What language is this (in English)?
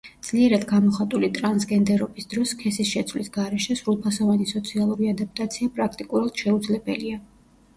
Georgian